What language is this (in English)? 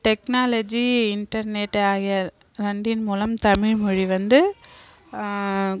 Tamil